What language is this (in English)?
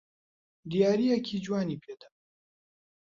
Central Kurdish